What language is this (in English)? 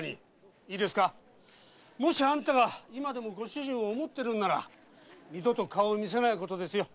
Japanese